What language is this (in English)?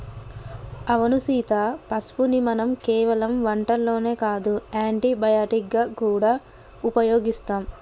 Telugu